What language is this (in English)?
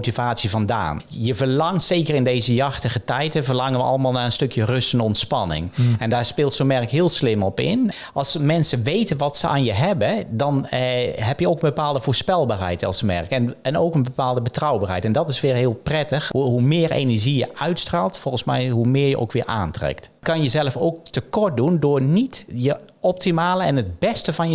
Dutch